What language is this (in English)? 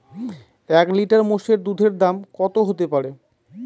Bangla